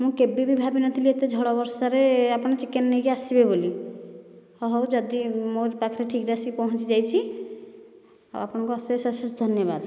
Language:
Odia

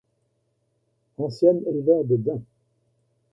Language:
French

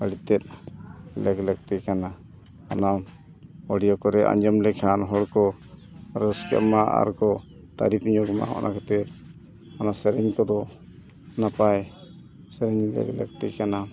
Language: Santali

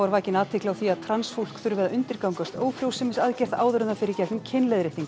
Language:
Icelandic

